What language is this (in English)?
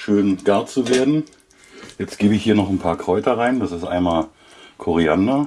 German